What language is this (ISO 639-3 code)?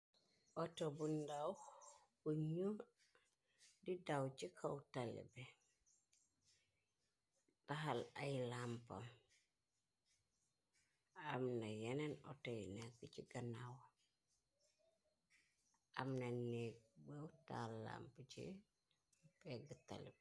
wol